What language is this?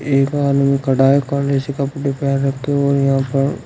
Hindi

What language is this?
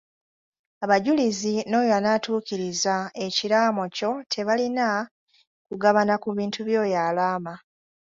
Ganda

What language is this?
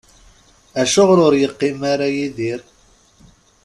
Kabyle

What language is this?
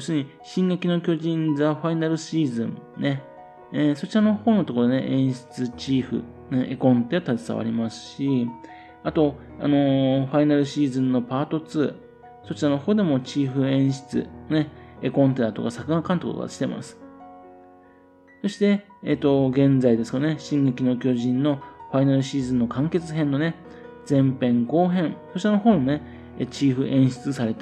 Japanese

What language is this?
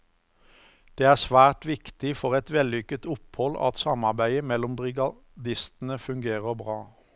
Norwegian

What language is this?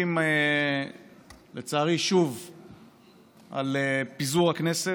Hebrew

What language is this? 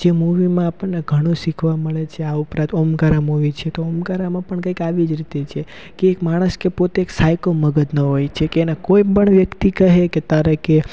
Gujarati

